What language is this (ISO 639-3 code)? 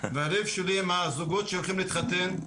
heb